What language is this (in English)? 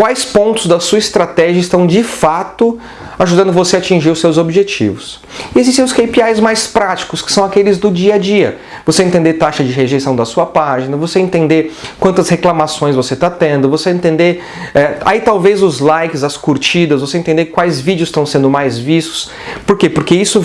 Portuguese